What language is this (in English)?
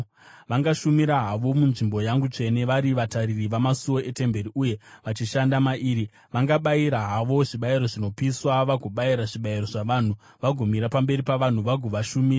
Shona